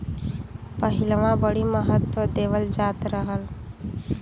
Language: Bhojpuri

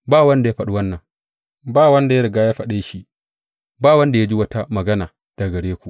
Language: Hausa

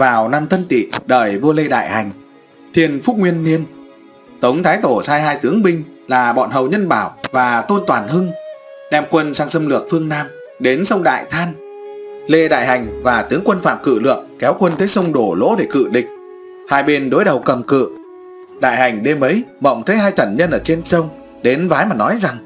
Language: Vietnamese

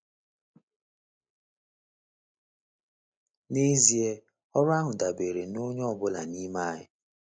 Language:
Igbo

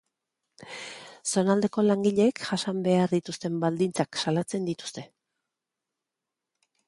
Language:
Basque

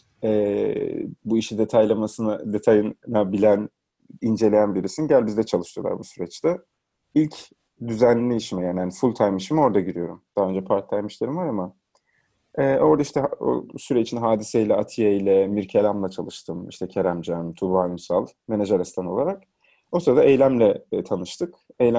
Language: Turkish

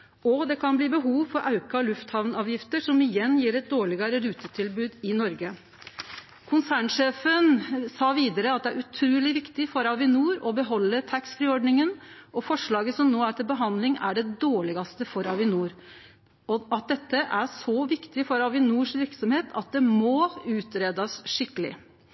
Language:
Norwegian Nynorsk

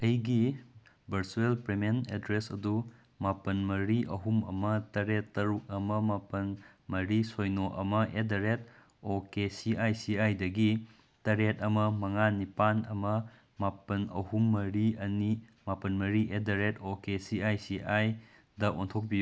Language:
Manipuri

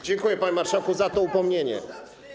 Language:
Polish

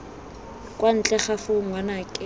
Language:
Tswana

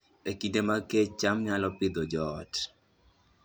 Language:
Luo (Kenya and Tanzania)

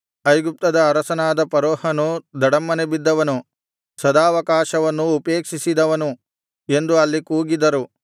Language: Kannada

